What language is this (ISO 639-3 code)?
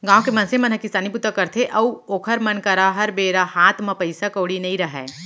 hne